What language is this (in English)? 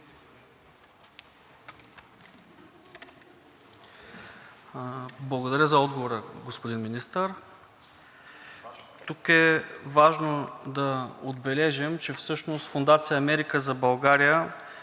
Bulgarian